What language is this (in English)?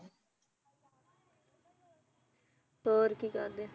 Punjabi